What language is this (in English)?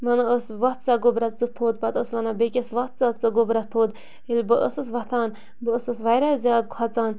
Kashmiri